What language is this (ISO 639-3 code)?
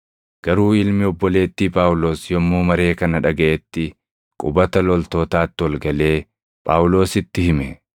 orm